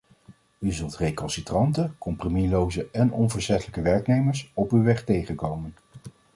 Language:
Dutch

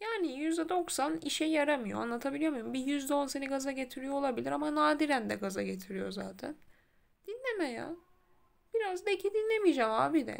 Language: Turkish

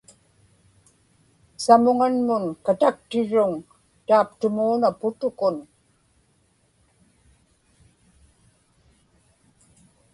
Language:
Inupiaq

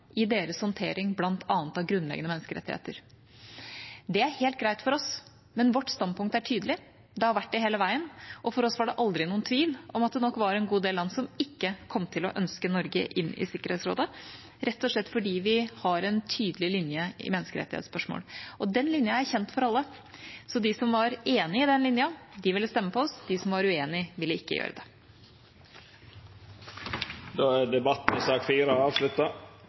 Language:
Norwegian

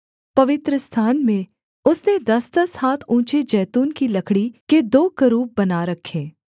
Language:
Hindi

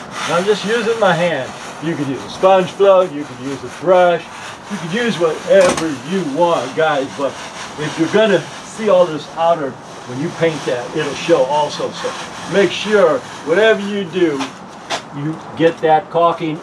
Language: English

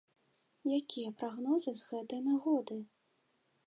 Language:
Belarusian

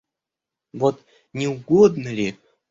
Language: Russian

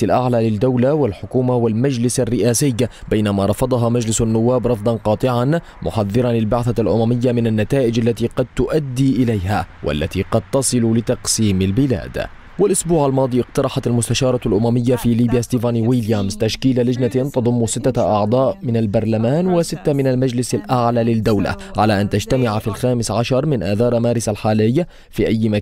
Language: Arabic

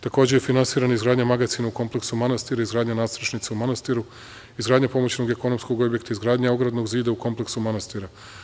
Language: Serbian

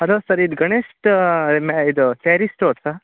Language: Kannada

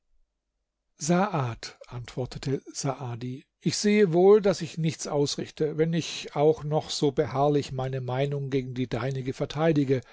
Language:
German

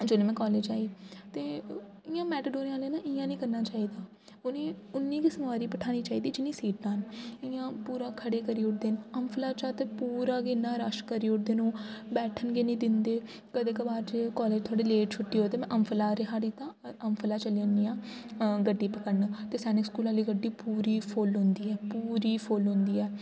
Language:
Dogri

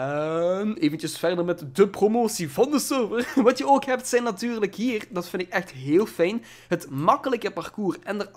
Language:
Dutch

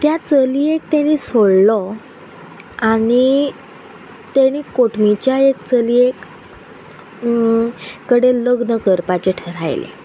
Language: Konkani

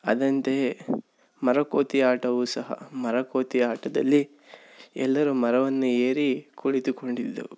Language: Kannada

